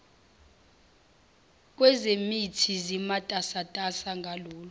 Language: Zulu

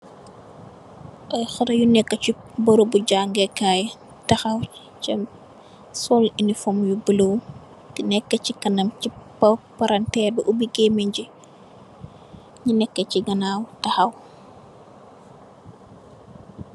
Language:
Wolof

